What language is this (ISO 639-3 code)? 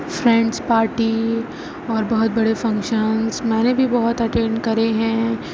urd